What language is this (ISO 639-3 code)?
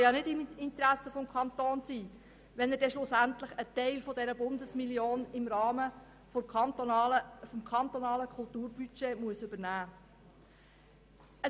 gsw